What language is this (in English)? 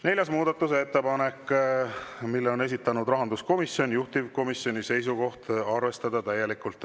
Estonian